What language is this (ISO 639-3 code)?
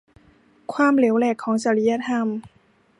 tha